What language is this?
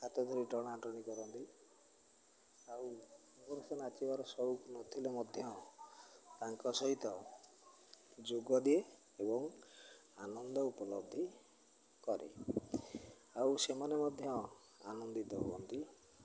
Odia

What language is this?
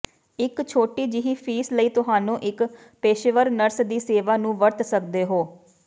Punjabi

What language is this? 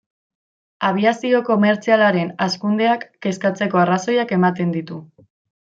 Basque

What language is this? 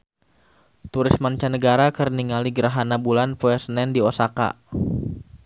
Sundanese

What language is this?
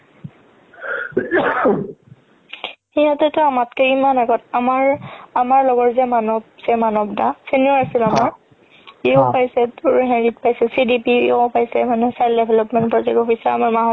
Assamese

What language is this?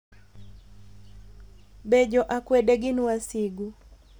Luo (Kenya and Tanzania)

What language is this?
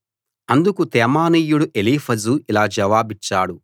Telugu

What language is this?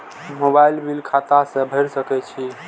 Maithili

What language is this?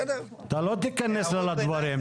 Hebrew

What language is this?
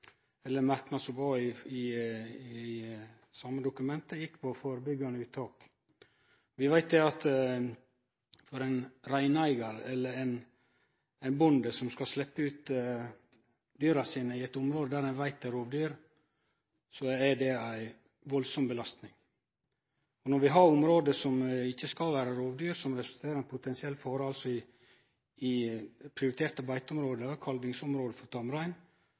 Norwegian Nynorsk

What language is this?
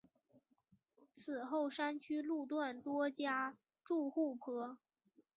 Chinese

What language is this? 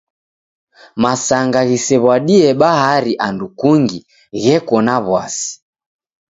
Taita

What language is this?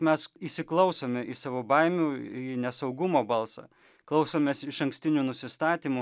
Lithuanian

